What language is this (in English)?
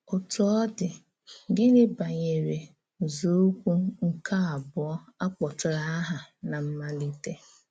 Igbo